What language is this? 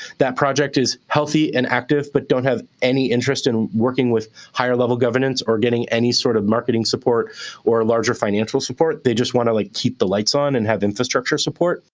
English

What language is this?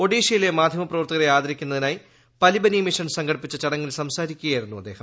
Malayalam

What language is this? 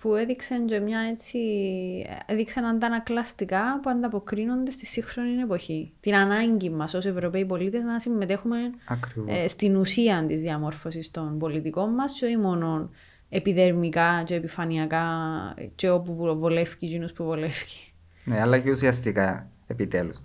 Greek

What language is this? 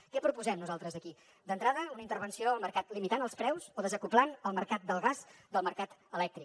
Catalan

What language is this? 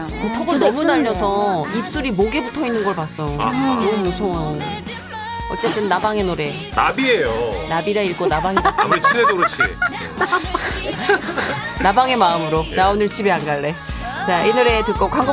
Korean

